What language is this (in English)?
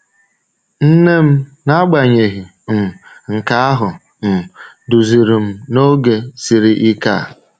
Igbo